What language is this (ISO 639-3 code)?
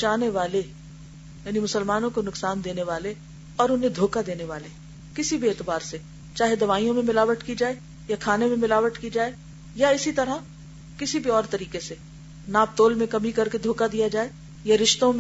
urd